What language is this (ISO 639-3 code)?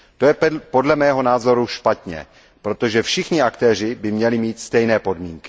ces